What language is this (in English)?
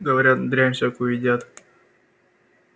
Russian